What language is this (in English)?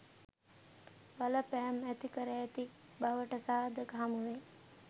Sinhala